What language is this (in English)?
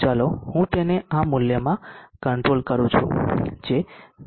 Gujarati